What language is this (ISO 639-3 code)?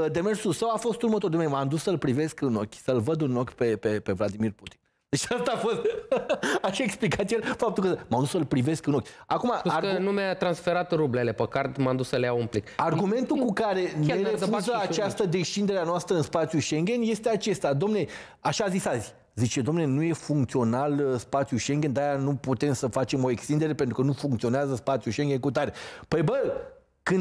ron